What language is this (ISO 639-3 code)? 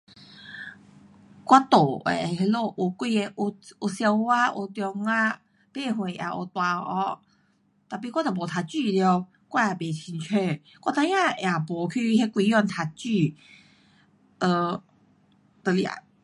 cpx